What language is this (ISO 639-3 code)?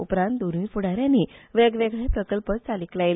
kok